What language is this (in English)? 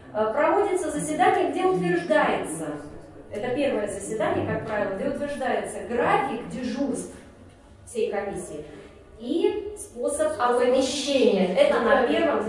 Russian